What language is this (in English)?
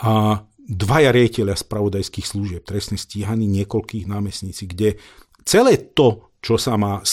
Slovak